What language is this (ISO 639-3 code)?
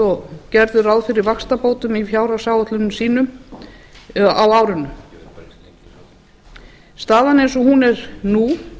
isl